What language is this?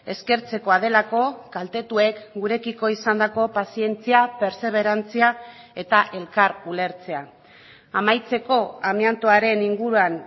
Basque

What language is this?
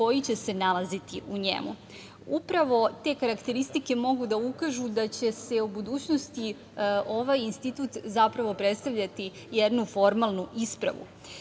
Serbian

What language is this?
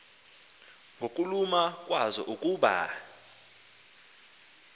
Xhosa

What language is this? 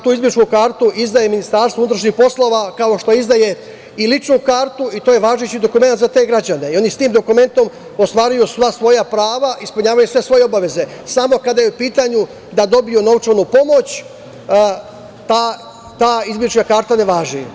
Serbian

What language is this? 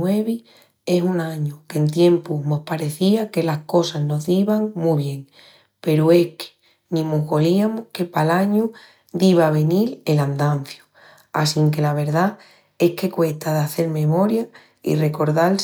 Extremaduran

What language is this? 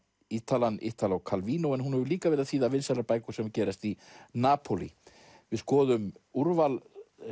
Icelandic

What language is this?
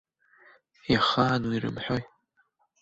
Abkhazian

